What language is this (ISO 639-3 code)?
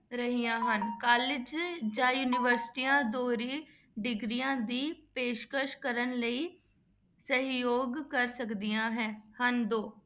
pan